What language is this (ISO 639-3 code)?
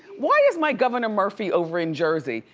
eng